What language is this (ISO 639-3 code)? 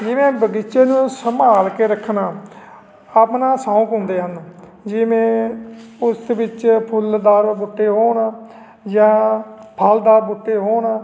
pan